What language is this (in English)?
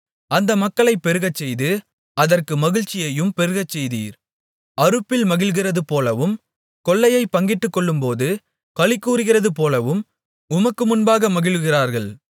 Tamil